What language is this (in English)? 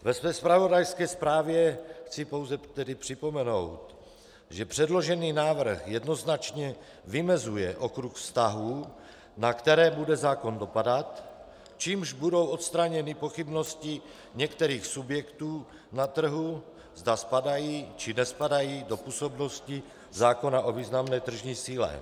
Czech